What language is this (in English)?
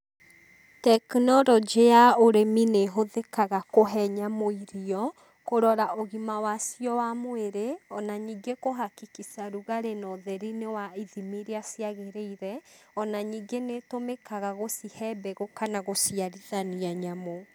Kikuyu